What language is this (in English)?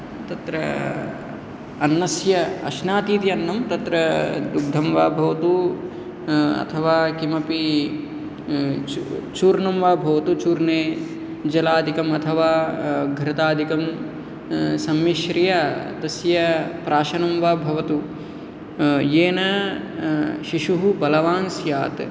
Sanskrit